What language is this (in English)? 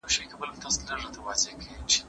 Pashto